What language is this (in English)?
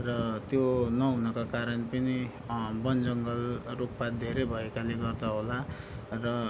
Nepali